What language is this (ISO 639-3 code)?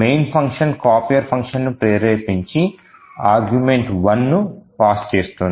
tel